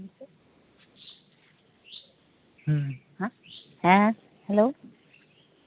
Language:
Santali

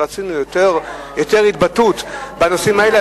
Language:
Hebrew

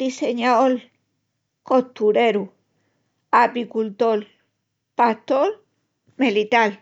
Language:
Extremaduran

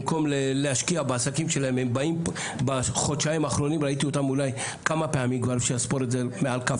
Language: Hebrew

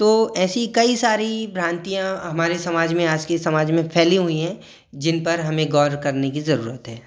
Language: Hindi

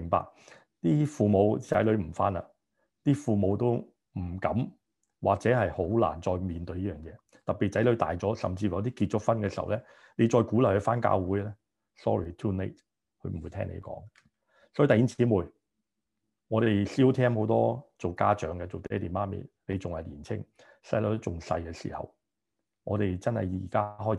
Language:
Chinese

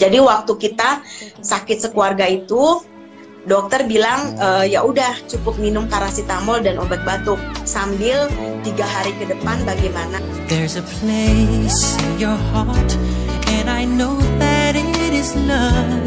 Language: Indonesian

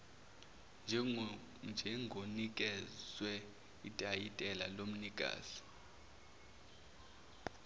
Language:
Zulu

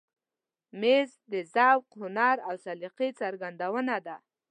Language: Pashto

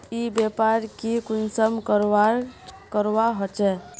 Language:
Magahi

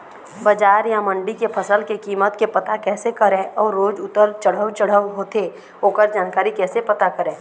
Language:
Chhattisgarhi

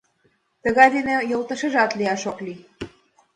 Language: Mari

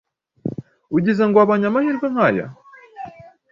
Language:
Kinyarwanda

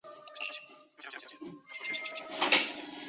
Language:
Chinese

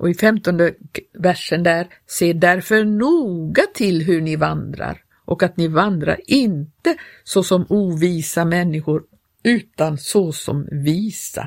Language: Swedish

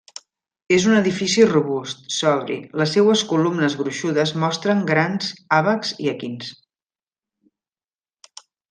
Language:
Catalan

